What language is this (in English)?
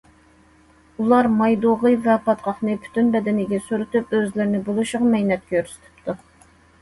Uyghur